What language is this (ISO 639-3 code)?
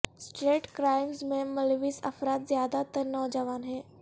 urd